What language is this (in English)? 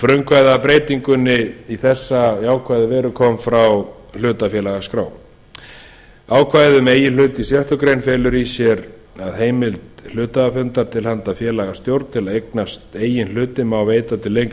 Icelandic